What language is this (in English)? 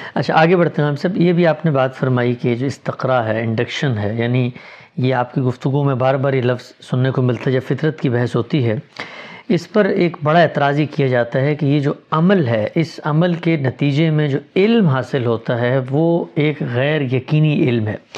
Urdu